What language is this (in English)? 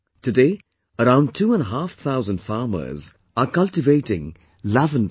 English